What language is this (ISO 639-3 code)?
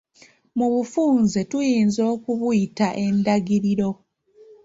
lug